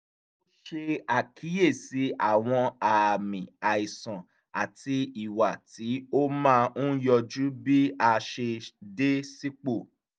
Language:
Yoruba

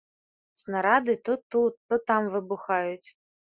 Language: Belarusian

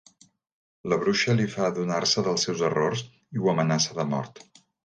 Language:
Catalan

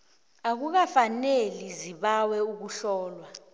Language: South Ndebele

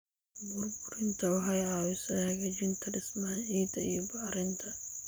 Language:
Somali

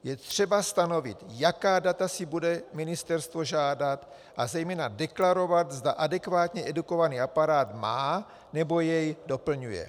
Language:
Czech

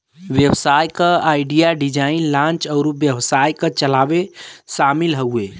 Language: Bhojpuri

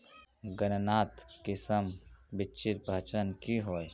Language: Magahi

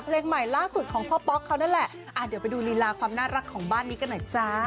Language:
Thai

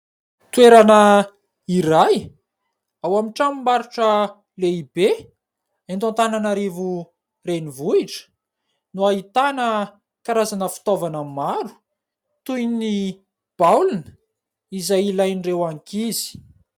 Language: Malagasy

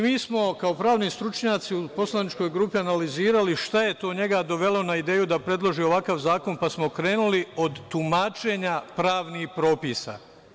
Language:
Serbian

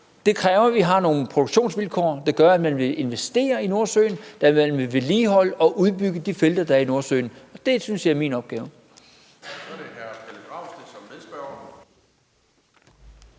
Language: Danish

